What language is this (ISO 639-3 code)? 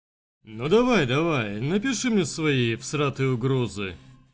rus